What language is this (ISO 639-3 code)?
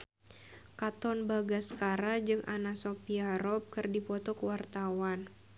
sun